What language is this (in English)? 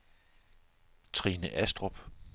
Danish